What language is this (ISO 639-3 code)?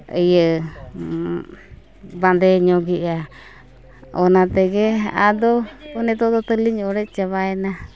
sat